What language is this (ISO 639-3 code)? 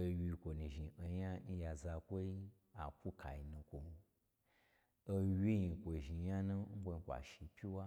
gbr